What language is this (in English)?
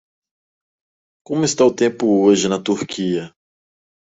Portuguese